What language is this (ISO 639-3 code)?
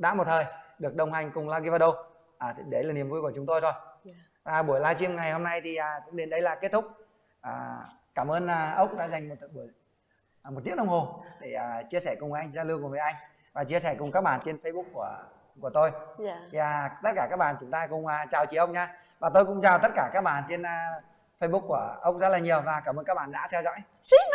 vie